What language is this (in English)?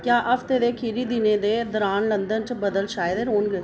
Dogri